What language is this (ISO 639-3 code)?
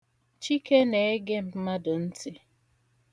ibo